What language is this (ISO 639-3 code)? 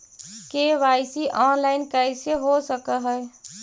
mag